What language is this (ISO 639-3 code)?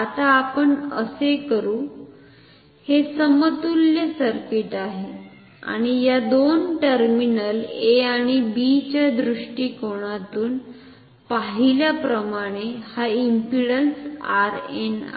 mar